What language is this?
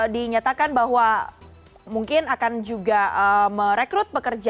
Indonesian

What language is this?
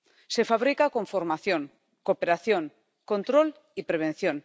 Spanish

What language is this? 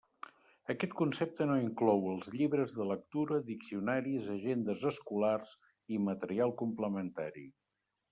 Catalan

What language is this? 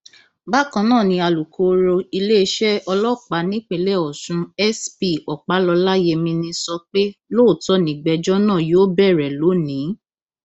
Yoruba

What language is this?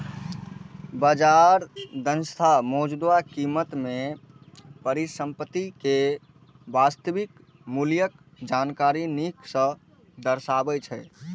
Maithili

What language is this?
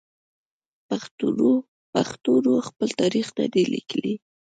Pashto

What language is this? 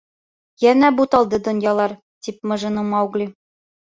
Bashkir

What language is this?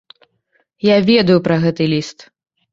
Belarusian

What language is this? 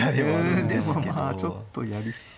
Japanese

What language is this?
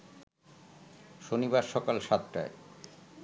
Bangla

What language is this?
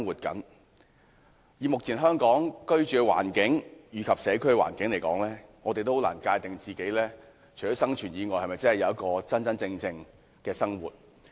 Cantonese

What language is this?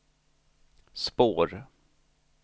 Swedish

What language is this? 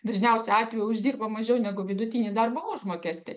Lithuanian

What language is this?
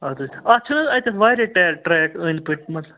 Kashmiri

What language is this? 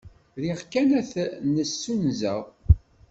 Kabyle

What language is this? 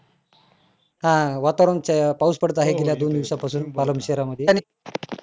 Marathi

